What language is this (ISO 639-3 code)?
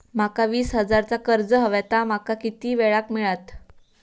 mar